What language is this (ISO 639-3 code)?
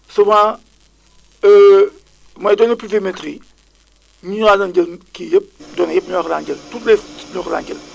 wol